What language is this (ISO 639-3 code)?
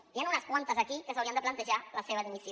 cat